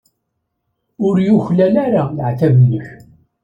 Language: Kabyle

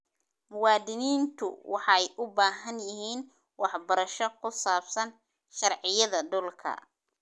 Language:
Somali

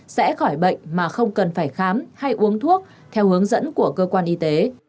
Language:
Vietnamese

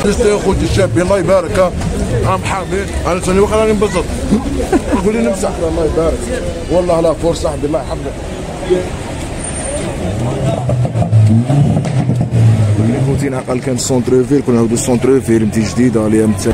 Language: Arabic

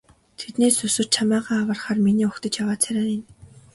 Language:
Mongolian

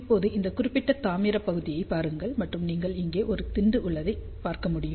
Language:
Tamil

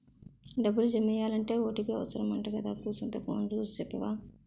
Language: Telugu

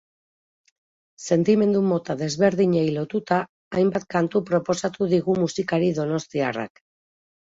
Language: Basque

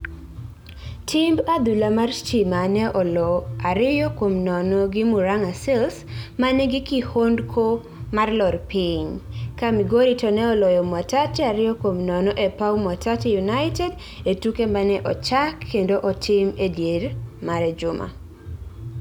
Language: Luo (Kenya and Tanzania)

